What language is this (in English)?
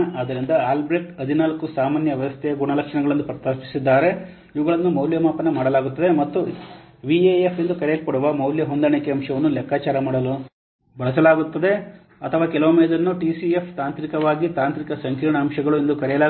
Kannada